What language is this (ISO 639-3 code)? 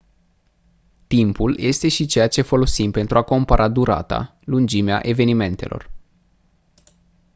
ron